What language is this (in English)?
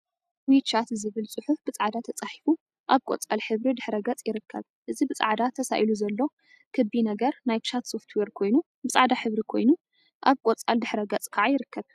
Tigrinya